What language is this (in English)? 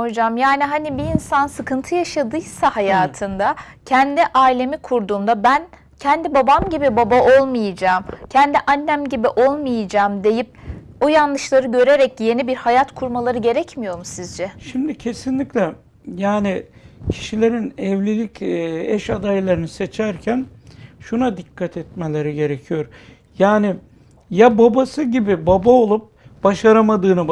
Turkish